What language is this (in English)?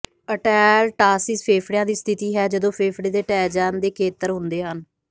Punjabi